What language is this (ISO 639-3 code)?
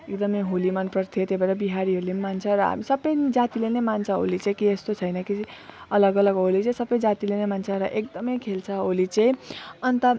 nep